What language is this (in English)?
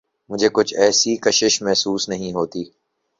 Urdu